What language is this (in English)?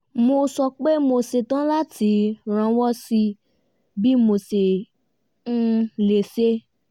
Yoruba